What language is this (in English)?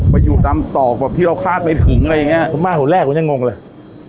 Thai